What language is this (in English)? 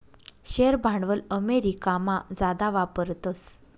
Marathi